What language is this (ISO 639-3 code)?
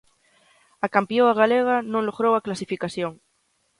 glg